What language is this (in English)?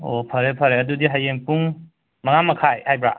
Manipuri